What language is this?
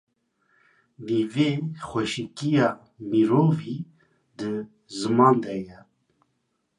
Kurdish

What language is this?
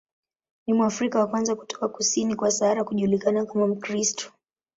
Swahili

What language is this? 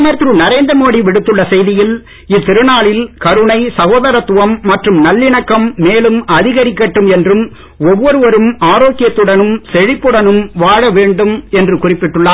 Tamil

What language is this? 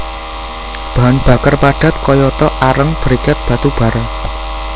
Javanese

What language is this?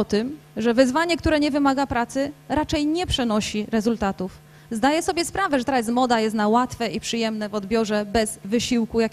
Polish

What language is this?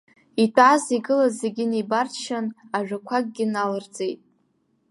Abkhazian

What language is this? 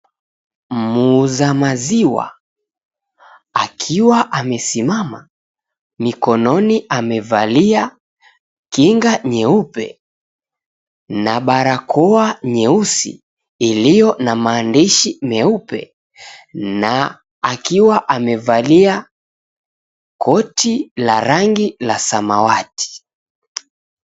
Swahili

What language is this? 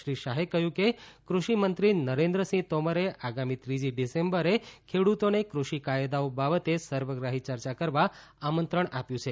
Gujarati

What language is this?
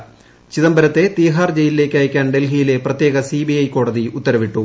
Malayalam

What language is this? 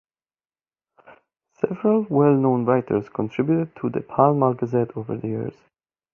English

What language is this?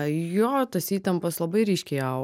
Lithuanian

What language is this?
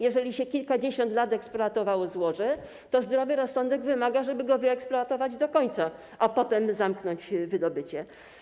Polish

